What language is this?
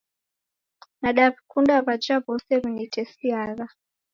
Taita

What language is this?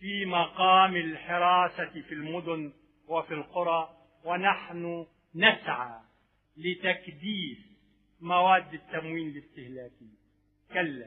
Arabic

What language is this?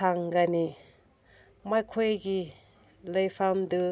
Manipuri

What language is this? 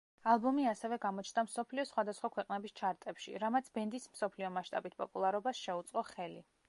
Georgian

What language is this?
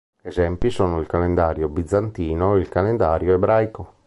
Italian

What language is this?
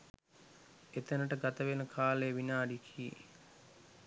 Sinhala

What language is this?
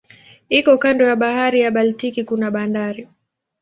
Swahili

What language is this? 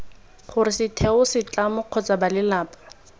Tswana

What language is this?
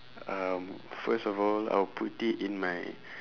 English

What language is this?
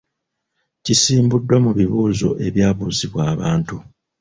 Ganda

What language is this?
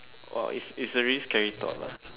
English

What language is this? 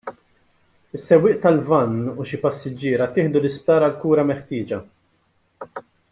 Maltese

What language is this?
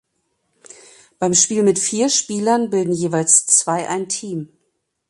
German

